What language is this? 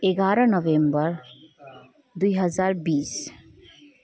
Nepali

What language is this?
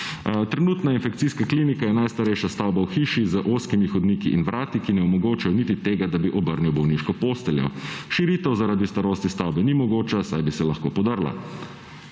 Slovenian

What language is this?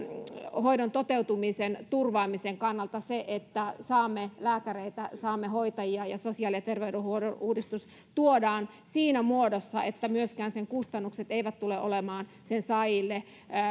Finnish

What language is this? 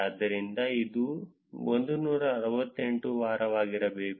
Kannada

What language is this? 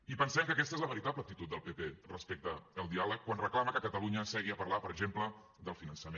Catalan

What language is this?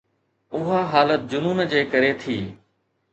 Sindhi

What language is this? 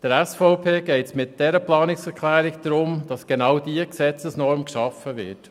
Swiss German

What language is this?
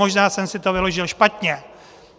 Czech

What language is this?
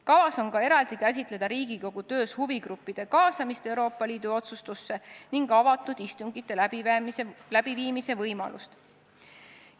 Estonian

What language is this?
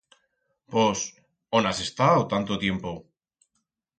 Aragonese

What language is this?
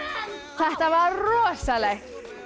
Icelandic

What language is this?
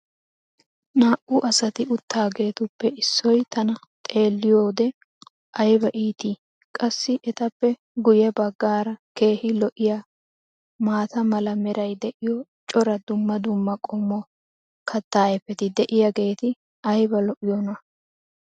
Wolaytta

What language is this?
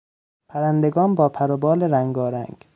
Persian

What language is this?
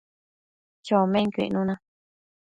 Matsés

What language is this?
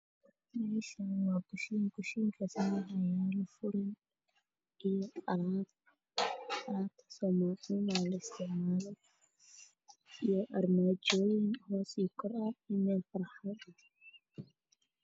Somali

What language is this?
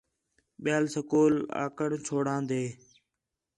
Khetrani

